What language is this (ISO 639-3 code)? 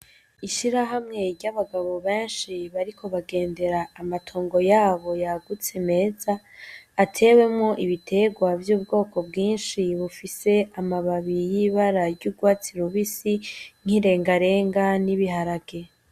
run